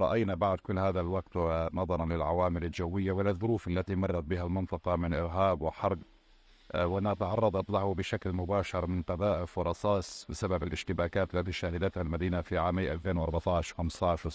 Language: Arabic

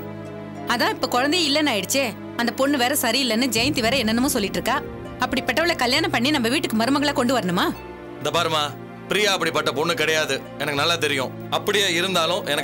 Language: Hindi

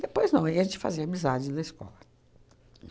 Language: Portuguese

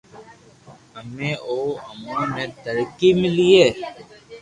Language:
Loarki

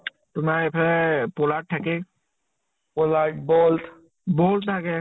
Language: Assamese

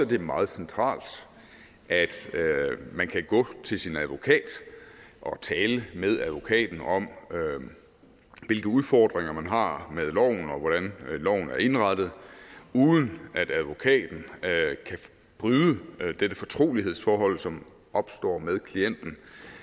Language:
Danish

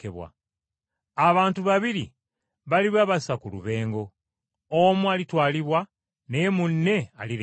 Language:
Ganda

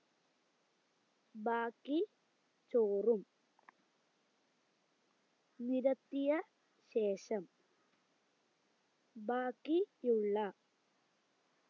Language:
Malayalam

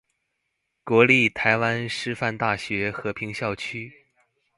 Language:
Chinese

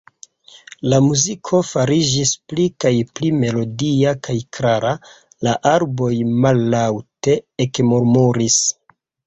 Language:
Esperanto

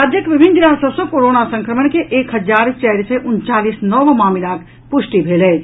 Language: Maithili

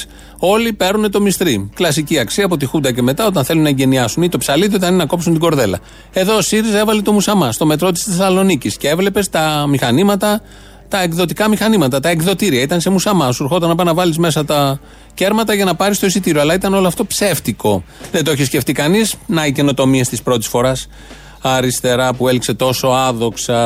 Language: Greek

